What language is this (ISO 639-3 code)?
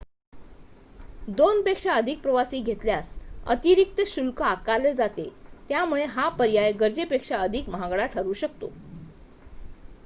mar